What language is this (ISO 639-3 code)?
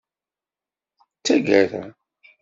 kab